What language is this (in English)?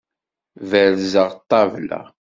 Kabyle